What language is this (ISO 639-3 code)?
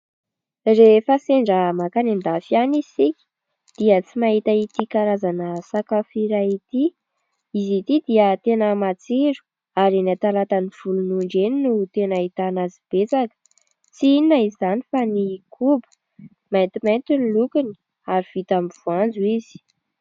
mlg